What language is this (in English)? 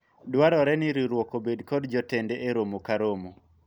Luo (Kenya and Tanzania)